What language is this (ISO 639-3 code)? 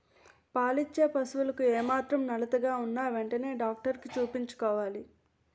tel